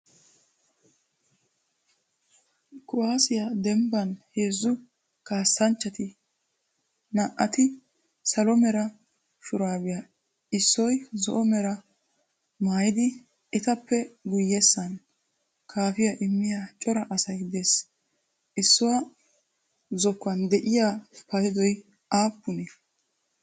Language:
Wolaytta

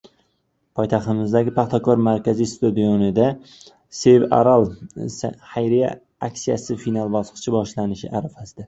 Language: Uzbek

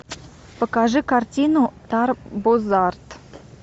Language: Russian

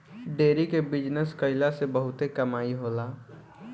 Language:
Bhojpuri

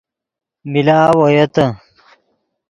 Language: Yidgha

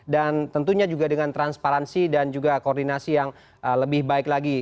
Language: Indonesian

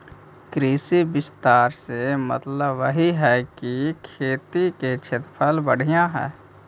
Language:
Magahi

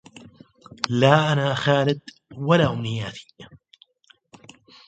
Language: Arabic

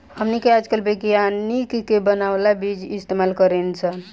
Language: Bhojpuri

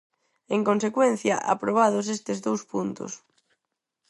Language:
Galician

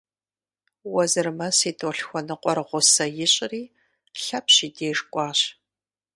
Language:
Kabardian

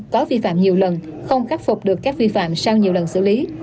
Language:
Vietnamese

